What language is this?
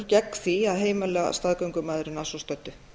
Icelandic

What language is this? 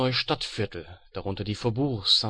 German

